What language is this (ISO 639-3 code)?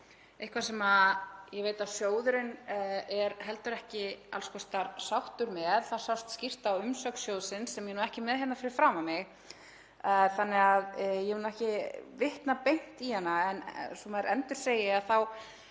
isl